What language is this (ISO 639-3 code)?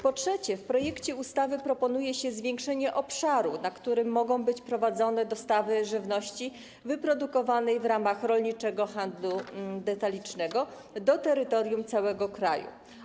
pol